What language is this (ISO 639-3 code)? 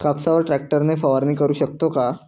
mar